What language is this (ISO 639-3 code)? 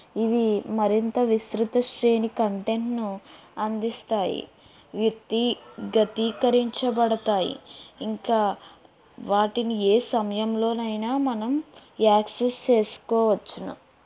tel